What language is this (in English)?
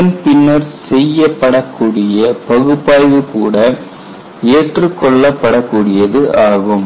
Tamil